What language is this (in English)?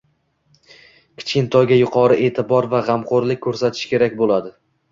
Uzbek